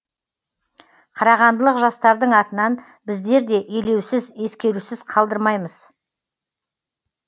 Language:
Kazakh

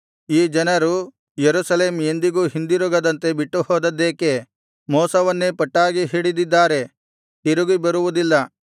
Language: Kannada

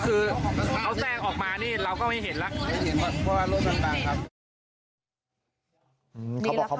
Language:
Thai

